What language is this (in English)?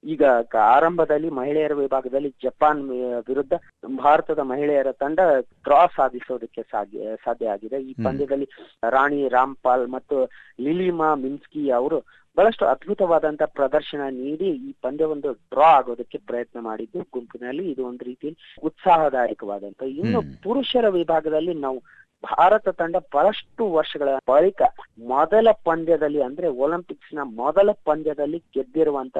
Kannada